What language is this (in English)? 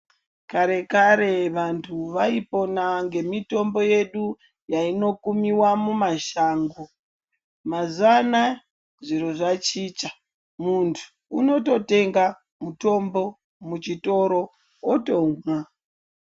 Ndau